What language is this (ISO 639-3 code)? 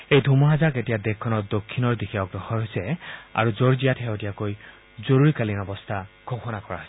asm